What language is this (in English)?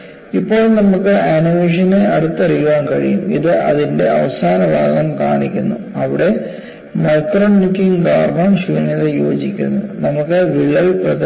Malayalam